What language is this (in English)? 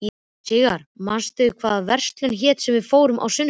Icelandic